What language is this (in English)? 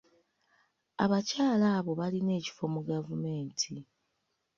Ganda